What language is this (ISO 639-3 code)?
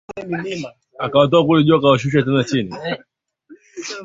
swa